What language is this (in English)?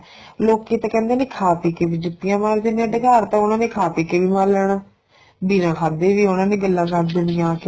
Punjabi